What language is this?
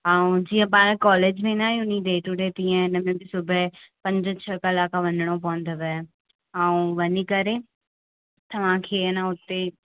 Sindhi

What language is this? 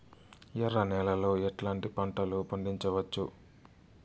Telugu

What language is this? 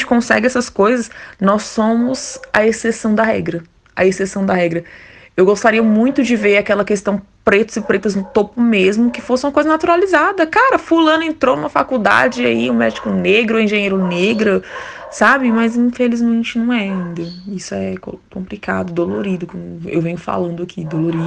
Portuguese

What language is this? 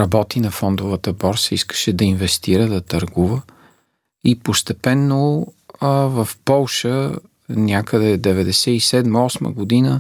Bulgarian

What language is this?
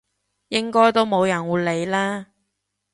Cantonese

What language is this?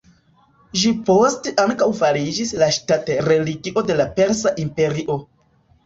Esperanto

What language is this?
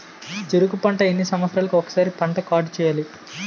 Telugu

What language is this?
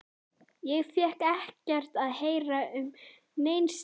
Icelandic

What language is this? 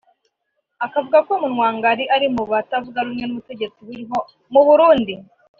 Kinyarwanda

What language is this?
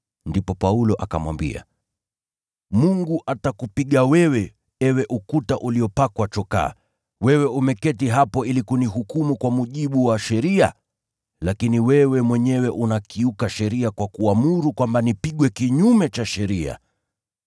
Swahili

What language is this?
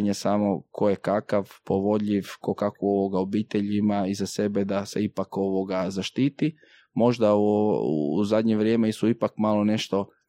Croatian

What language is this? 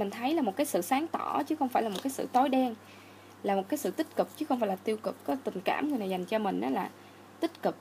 Vietnamese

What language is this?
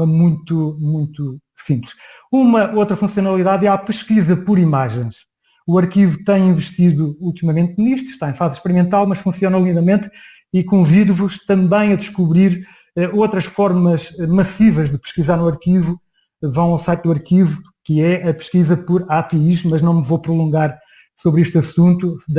Portuguese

